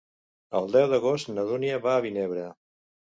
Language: Catalan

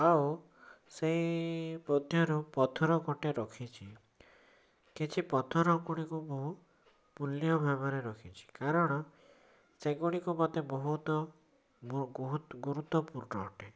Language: Odia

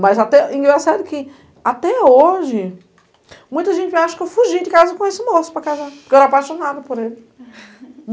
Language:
Portuguese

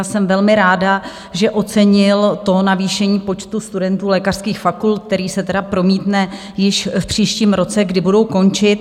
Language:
Czech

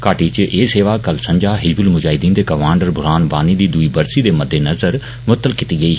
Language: Dogri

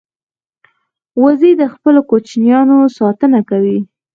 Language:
Pashto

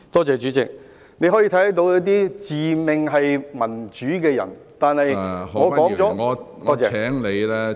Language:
Cantonese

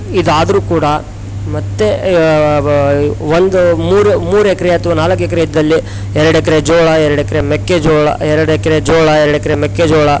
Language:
Kannada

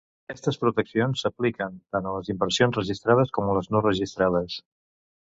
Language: Catalan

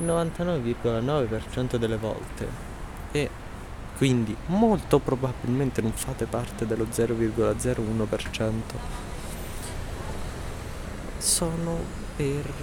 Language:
Italian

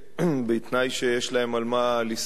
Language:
Hebrew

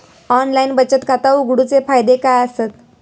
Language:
Marathi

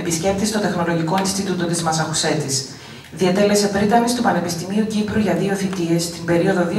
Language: Greek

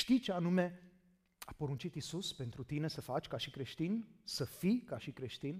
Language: Romanian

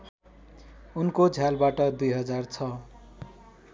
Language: Nepali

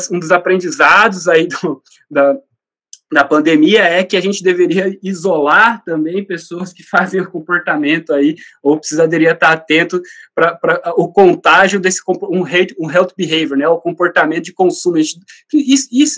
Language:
Portuguese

